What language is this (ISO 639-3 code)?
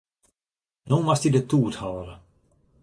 fry